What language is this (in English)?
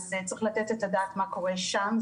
Hebrew